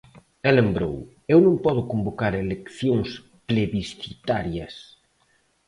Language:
Galician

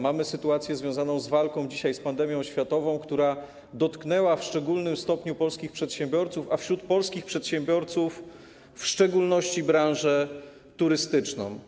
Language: Polish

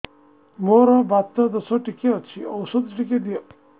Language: Odia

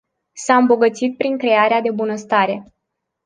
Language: Romanian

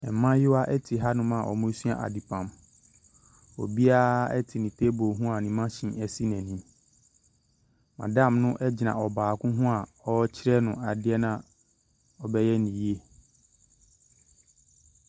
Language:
Akan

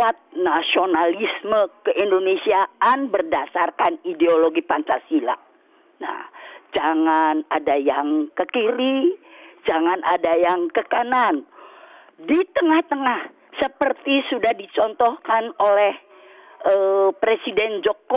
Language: Indonesian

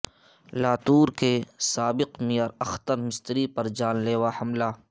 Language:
Urdu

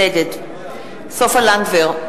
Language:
Hebrew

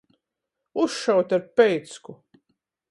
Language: Latgalian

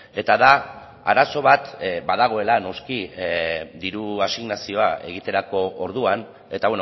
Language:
Basque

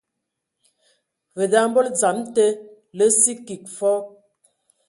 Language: Ewondo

